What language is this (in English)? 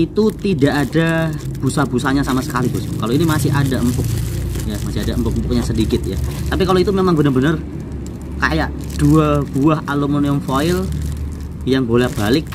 Indonesian